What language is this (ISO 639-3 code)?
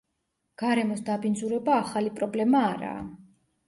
kat